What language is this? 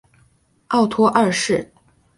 Chinese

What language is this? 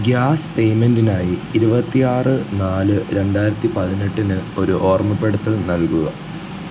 Malayalam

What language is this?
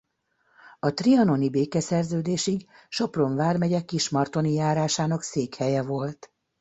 Hungarian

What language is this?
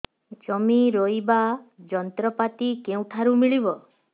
Odia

